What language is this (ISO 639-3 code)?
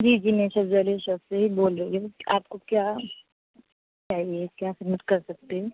urd